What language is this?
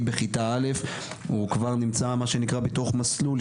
Hebrew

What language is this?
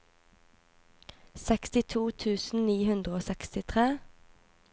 Norwegian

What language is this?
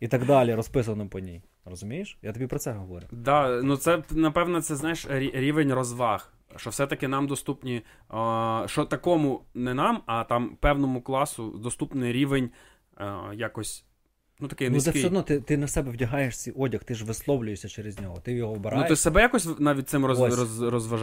Ukrainian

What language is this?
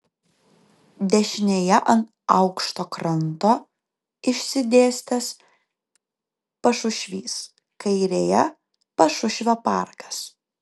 Lithuanian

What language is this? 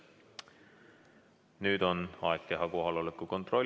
Estonian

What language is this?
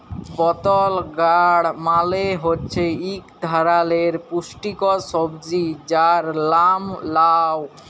Bangla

